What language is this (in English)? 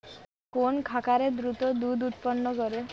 Bangla